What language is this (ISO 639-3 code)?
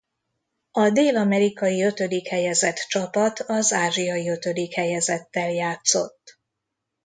hun